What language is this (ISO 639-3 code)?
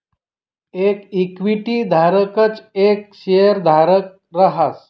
mar